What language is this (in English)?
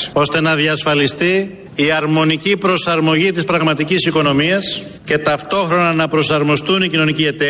Greek